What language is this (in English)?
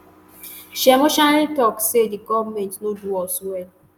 Nigerian Pidgin